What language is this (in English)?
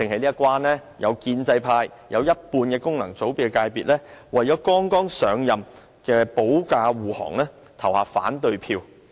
Cantonese